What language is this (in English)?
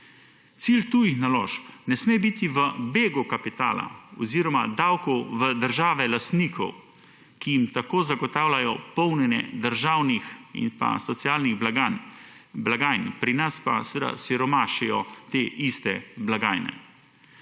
Slovenian